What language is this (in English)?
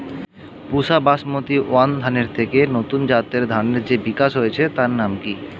Bangla